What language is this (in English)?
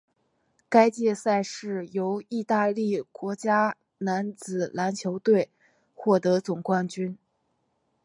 Chinese